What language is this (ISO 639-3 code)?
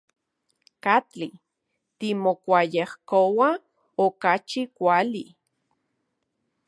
ncx